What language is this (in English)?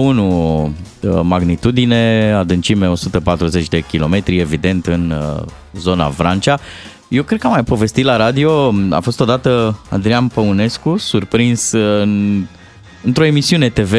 Romanian